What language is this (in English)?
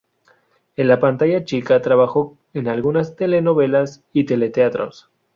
Spanish